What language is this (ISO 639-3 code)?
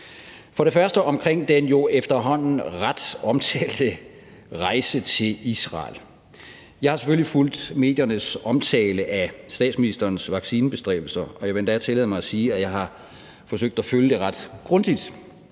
dan